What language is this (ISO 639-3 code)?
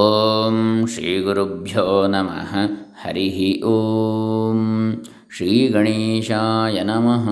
kan